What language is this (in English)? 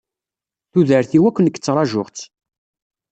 Kabyle